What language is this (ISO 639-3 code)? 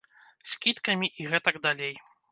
bel